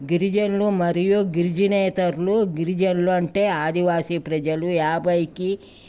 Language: Telugu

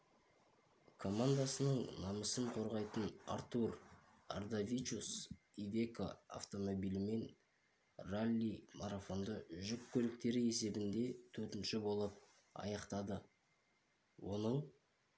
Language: Kazakh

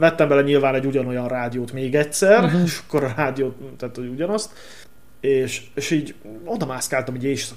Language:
Hungarian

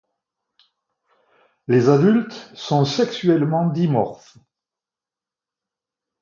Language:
French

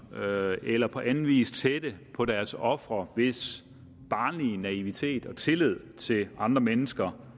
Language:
Danish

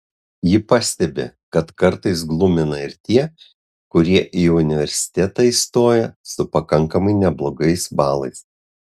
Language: Lithuanian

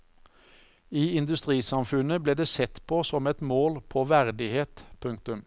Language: Norwegian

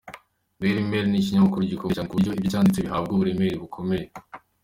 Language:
Kinyarwanda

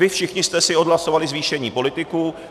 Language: Czech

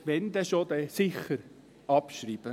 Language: Swiss German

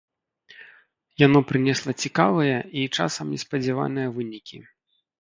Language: Belarusian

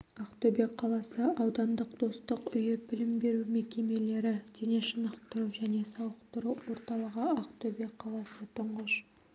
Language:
Kazakh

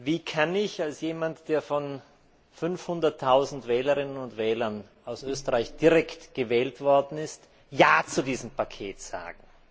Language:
German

